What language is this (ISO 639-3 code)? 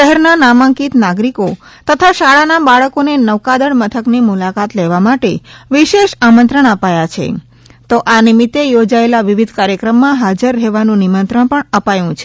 guj